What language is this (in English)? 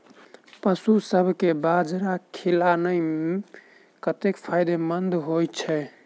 Maithili